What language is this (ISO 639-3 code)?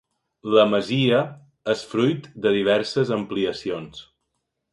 cat